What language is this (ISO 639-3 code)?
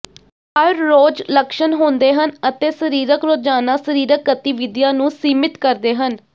pan